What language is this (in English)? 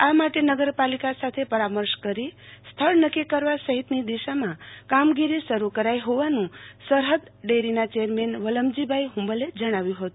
Gujarati